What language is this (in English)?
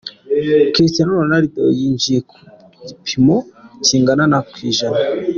Kinyarwanda